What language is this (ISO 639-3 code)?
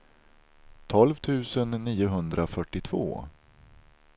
swe